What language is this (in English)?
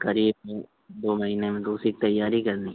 Urdu